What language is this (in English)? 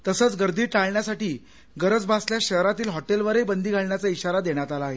Marathi